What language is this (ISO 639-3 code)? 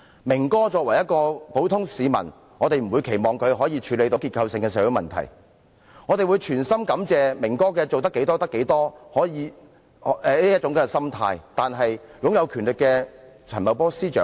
yue